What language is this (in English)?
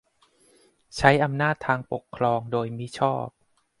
Thai